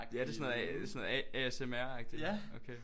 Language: Danish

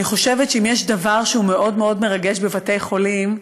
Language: Hebrew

